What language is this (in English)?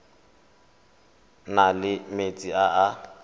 Tswana